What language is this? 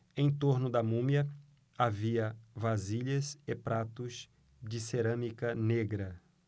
Portuguese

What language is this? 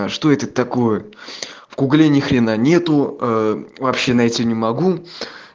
Russian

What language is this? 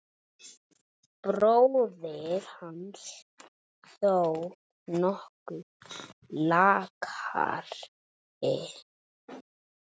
Icelandic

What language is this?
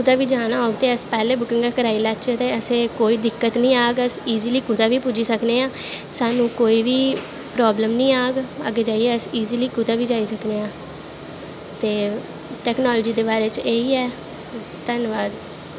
Dogri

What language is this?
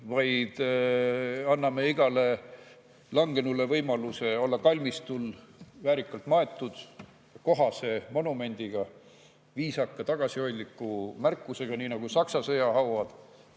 Estonian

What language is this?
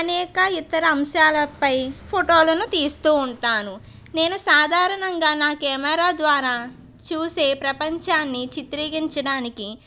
Telugu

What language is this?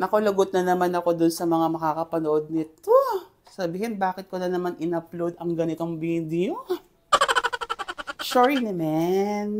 Filipino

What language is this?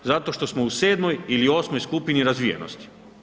Croatian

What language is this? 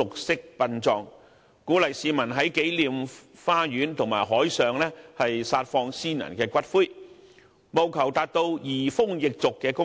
Cantonese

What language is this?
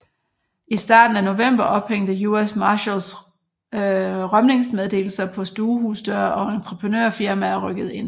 Danish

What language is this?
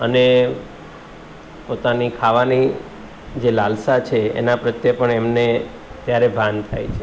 Gujarati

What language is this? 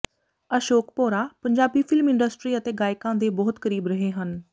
Punjabi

